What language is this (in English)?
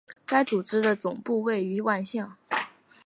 Chinese